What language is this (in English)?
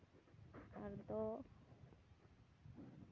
Santali